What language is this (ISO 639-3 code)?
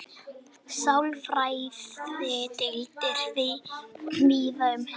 isl